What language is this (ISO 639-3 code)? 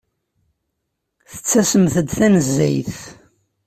kab